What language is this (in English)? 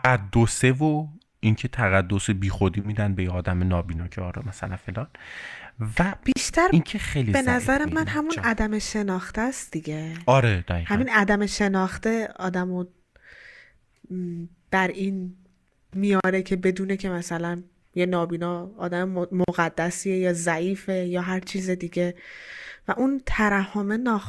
Persian